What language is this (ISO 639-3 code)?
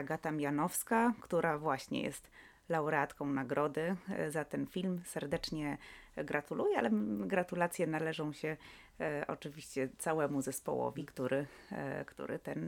pol